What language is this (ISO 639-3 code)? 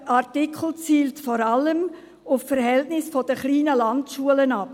gsw